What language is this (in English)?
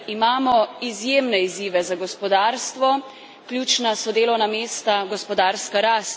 Slovenian